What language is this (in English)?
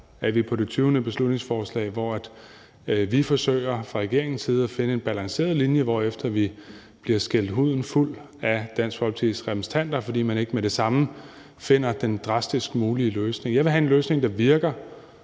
Danish